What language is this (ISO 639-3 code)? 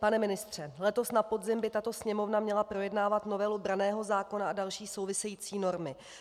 ces